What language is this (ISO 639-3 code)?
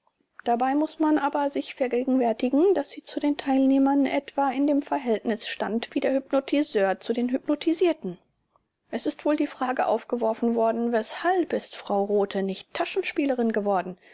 deu